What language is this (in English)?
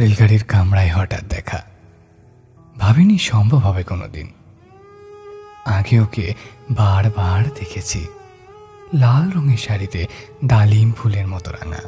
Bangla